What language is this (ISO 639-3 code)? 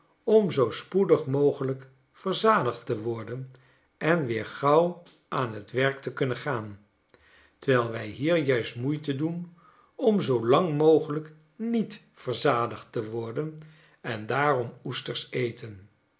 nld